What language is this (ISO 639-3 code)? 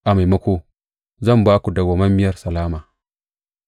hau